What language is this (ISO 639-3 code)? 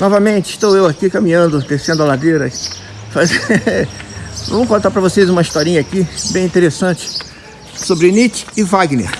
por